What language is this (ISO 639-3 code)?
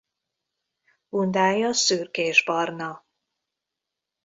hun